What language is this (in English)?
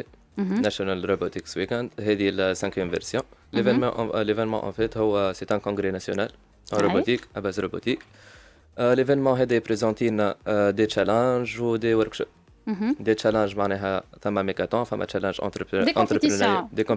Arabic